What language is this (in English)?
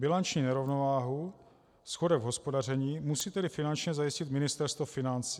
Czech